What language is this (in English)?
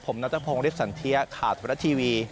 Thai